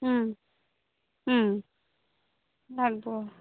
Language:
Assamese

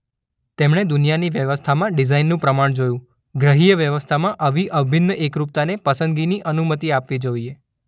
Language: Gujarati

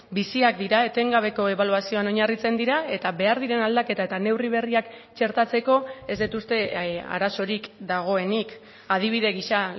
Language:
Basque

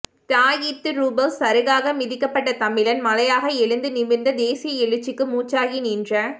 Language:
Tamil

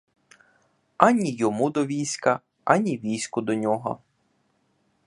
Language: Ukrainian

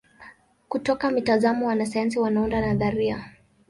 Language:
Swahili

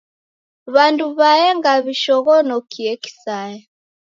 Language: Taita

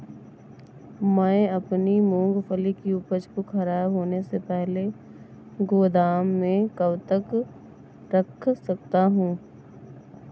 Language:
Hindi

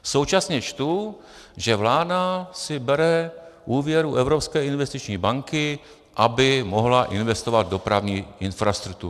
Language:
Czech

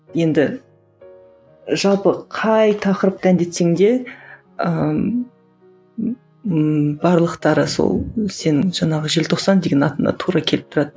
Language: Kazakh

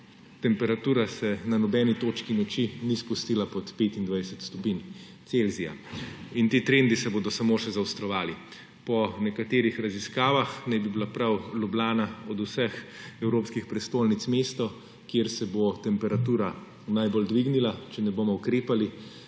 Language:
Slovenian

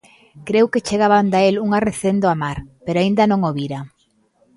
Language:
Galician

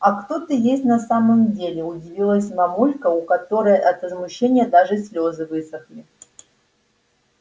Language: Russian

